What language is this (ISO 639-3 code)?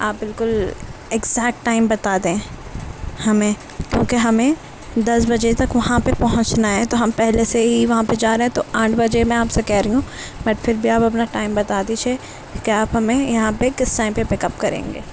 urd